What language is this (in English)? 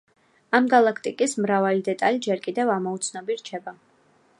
Georgian